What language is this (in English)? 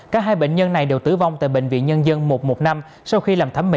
Vietnamese